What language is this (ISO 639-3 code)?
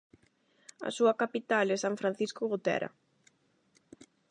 glg